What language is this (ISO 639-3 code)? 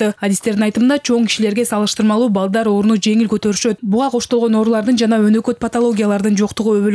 tur